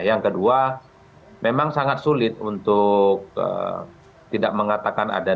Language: Indonesian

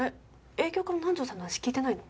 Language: Japanese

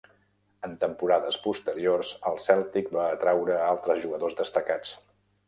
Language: Catalan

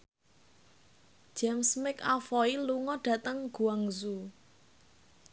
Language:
Javanese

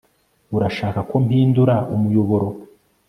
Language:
Kinyarwanda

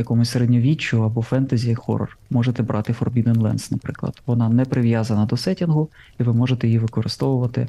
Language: Ukrainian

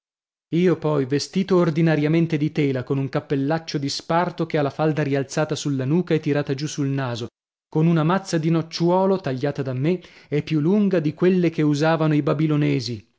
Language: Italian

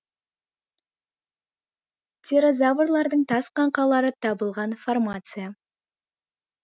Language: Kazakh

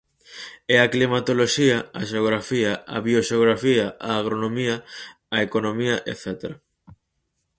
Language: Galician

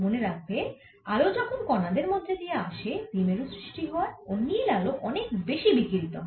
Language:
Bangla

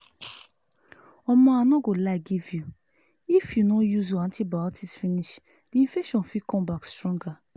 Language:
Nigerian Pidgin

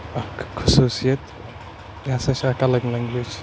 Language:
Kashmiri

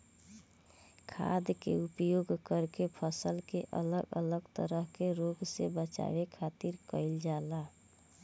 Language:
Bhojpuri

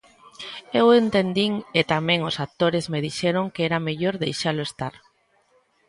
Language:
Galician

